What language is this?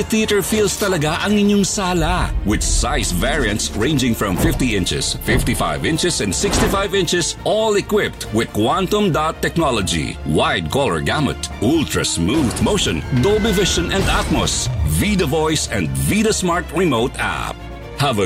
Filipino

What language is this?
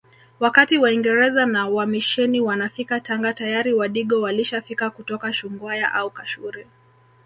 Swahili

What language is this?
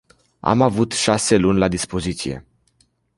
Romanian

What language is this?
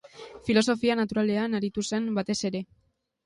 Basque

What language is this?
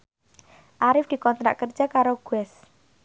Javanese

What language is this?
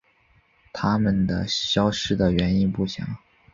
Chinese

